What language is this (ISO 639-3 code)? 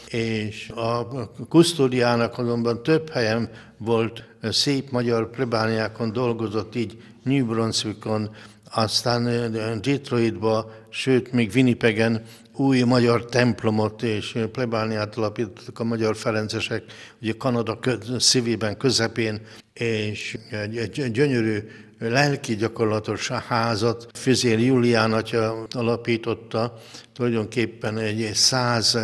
hun